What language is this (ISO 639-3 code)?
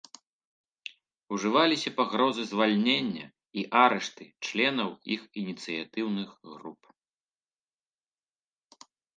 bel